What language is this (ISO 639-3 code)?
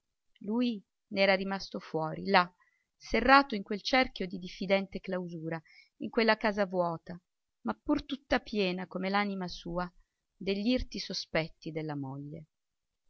ita